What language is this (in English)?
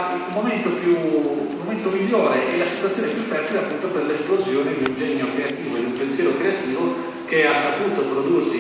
Italian